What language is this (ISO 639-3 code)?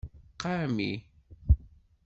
kab